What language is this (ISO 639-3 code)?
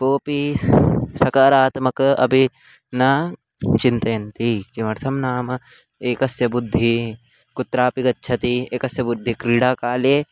san